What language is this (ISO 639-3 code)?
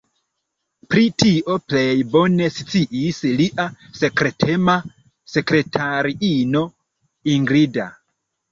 epo